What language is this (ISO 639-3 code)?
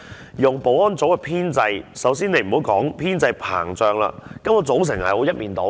yue